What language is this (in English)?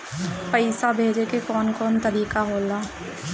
Bhojpuri